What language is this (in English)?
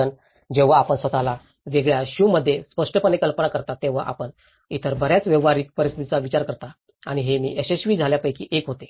Marathi